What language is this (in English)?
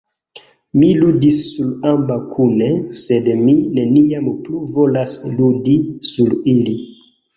Esperanto